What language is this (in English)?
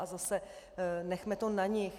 Czech